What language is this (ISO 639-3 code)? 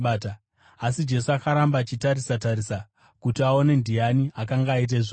sna